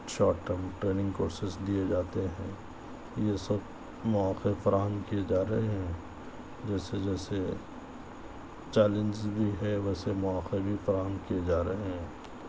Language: Urdu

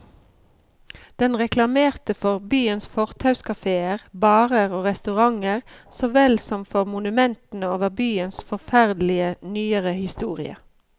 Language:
Norwegian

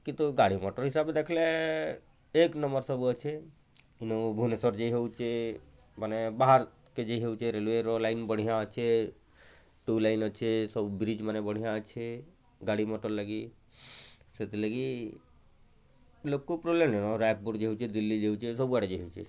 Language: Odia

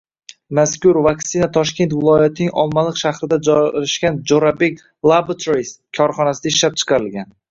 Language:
Uzbek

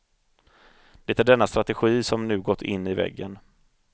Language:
Swedish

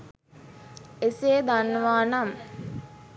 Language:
Sinhala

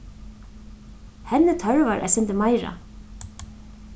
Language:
Faroese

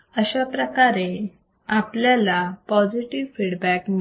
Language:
Marathi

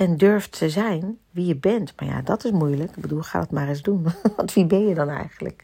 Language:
Dutch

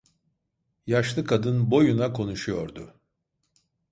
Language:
Turkish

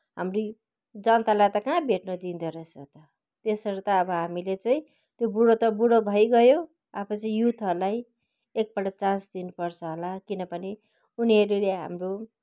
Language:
Nepali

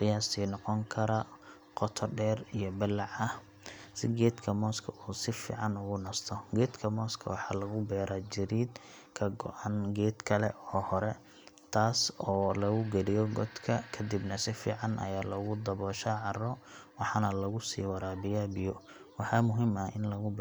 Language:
Somali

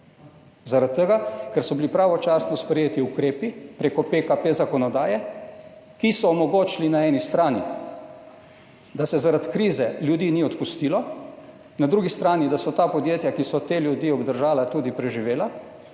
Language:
Slovenian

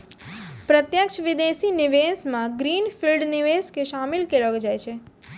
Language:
Maithili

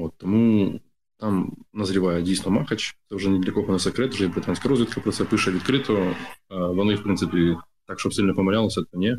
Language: Ukrainian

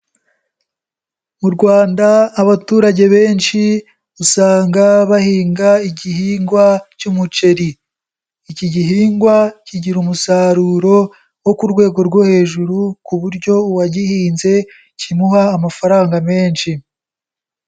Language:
Kinyarwanda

